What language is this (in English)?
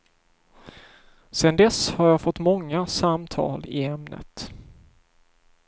Swedish